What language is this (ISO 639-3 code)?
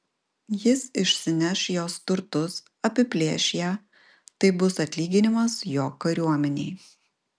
lit